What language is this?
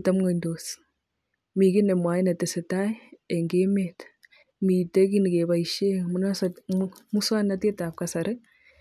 Kalenjin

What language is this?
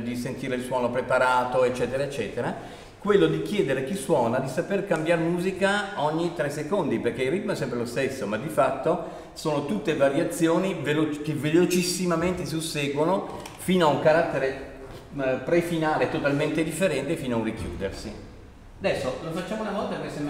Italian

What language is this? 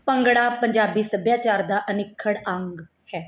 Punjabi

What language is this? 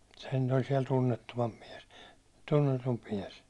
Finnish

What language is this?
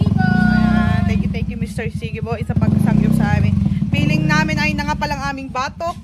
Filipino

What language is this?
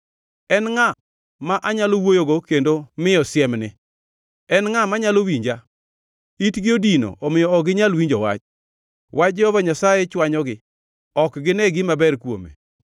Luo (Kenya and Tanzania)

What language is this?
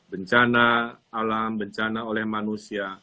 Indonesian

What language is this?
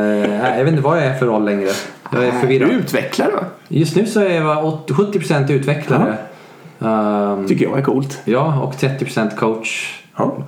Swedish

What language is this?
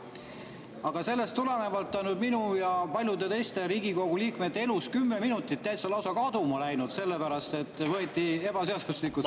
Estonian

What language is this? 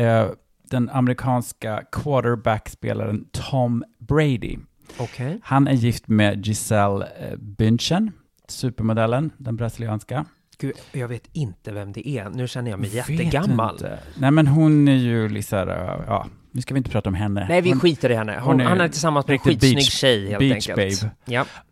Swedish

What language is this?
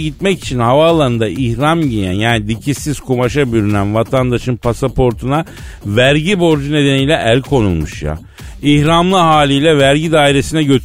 Turkish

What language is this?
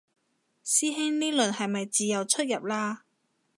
Cantonese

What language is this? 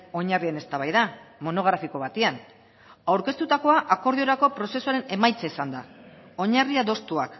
Basque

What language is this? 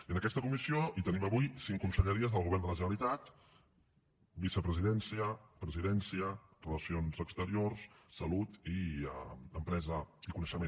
Catalan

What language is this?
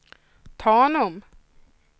Swedish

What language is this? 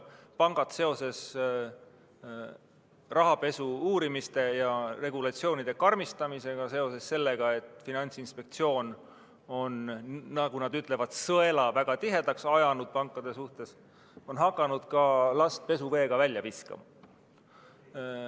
Estonian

